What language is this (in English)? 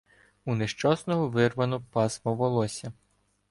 Ukrainian